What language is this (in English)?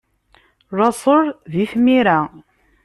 Kabyle